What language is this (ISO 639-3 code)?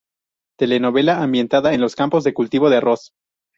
spa